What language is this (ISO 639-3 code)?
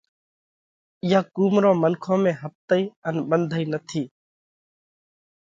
kvx